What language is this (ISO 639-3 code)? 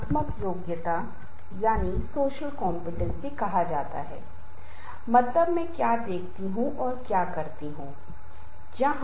hin